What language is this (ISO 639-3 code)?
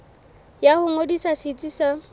sot